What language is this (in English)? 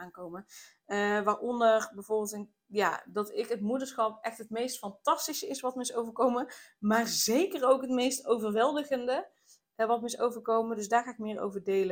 Dutch